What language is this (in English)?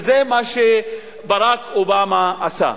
Hebrew